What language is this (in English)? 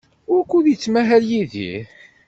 Kabyle